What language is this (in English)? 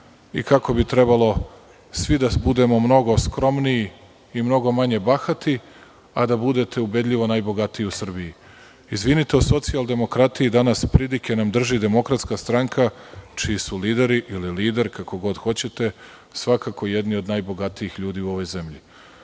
Serbian